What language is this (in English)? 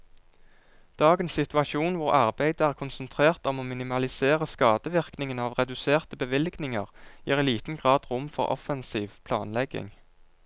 Norwegian